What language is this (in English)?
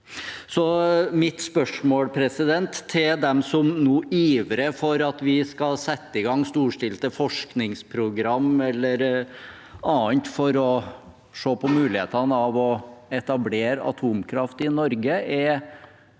Norwegian